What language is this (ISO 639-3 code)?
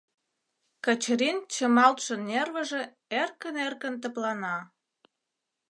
chm